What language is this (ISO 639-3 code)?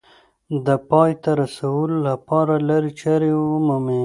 pus